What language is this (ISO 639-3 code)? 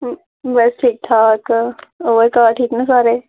doi